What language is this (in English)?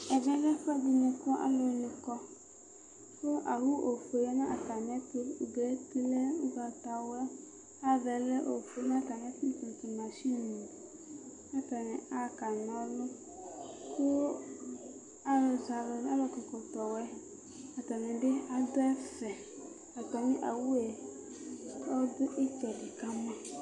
Ikposo